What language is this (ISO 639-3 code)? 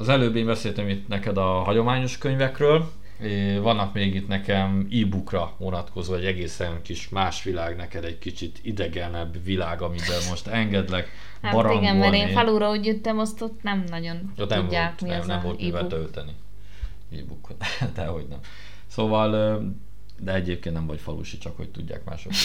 hun